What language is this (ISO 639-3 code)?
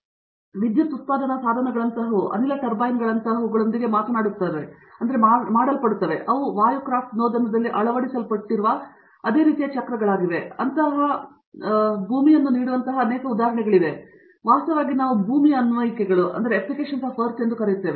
kan